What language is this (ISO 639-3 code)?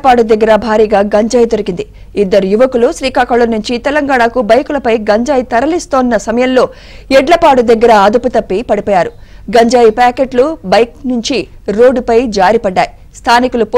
tel